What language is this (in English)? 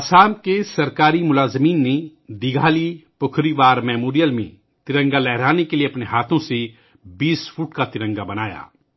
Urdu